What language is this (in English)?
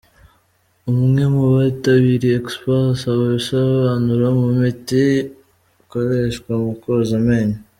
Kinyarwanda